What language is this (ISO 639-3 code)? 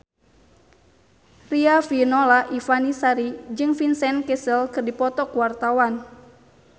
sun